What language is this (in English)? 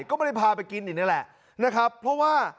Thai